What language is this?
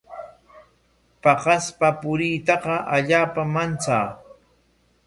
Corongo Ancash Quechua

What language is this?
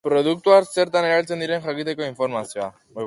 Basque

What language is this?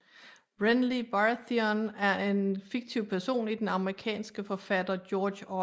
Danish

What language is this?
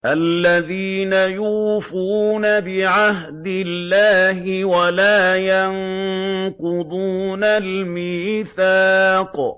Arabic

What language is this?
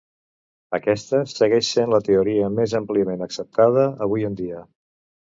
Catalan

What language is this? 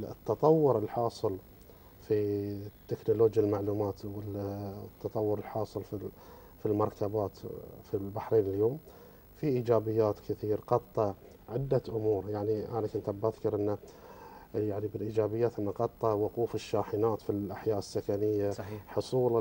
Arabic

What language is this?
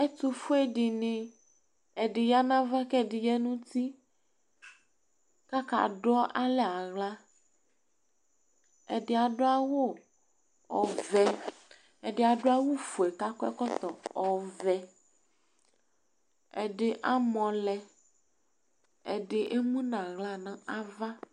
Ikposo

